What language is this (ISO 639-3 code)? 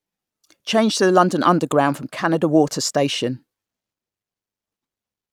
eng